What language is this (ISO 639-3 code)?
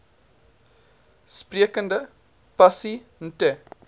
afr